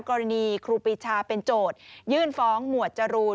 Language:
Thai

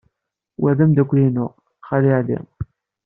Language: Kabyle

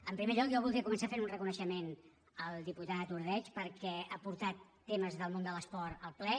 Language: Catalan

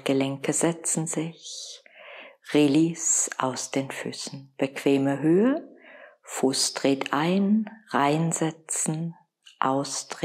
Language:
German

